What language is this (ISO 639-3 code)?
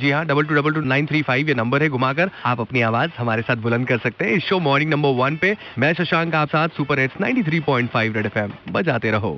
hin